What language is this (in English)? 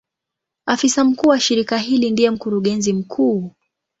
Swahili